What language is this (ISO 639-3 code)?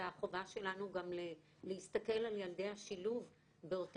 heb